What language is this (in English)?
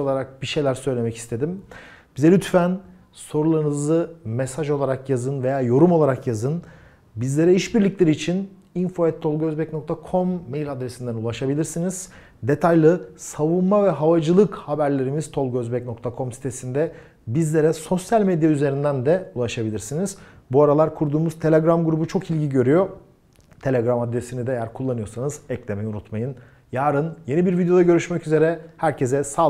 Turkish